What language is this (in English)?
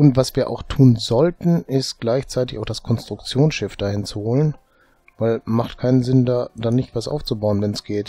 German